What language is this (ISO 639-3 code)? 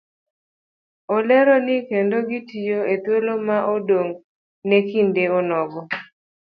luo